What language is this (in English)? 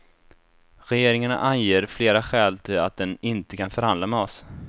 Swedish